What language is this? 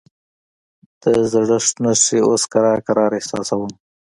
Pashto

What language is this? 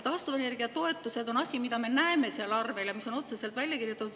Estonian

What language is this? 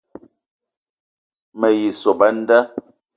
Eton (Cameroon)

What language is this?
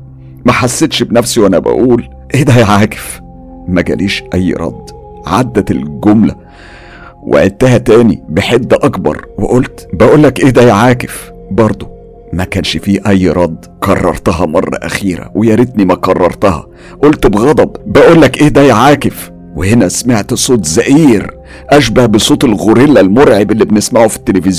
Arabic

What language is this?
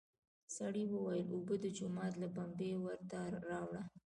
Pashto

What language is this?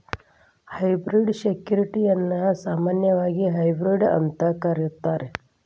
Kannada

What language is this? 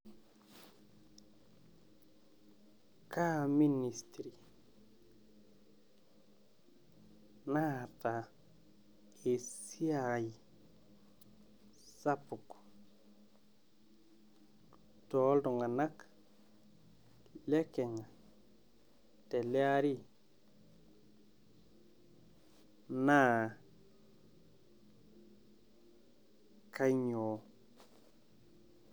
Masai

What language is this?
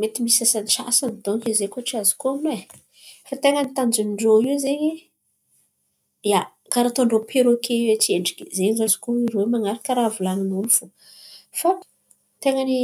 Antankarana Malagasy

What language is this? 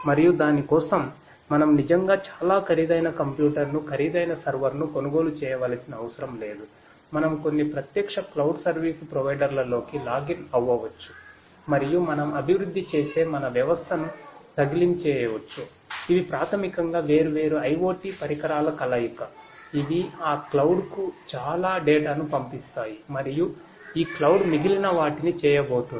Telugu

